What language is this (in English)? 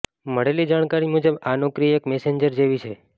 Gujarati